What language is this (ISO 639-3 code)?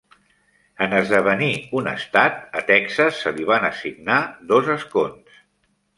cat